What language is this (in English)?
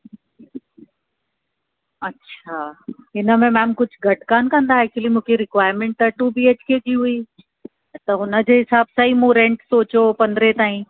Sindhi